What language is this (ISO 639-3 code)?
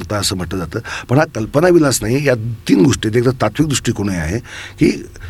mar